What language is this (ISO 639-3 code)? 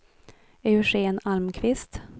swe